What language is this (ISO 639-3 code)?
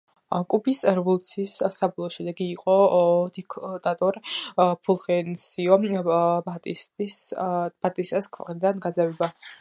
kat